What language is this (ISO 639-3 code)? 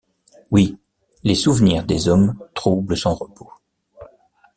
fra